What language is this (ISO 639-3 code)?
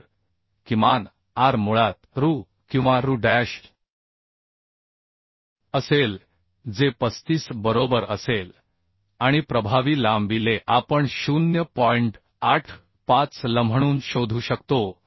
mar